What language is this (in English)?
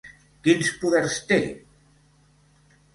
Catalan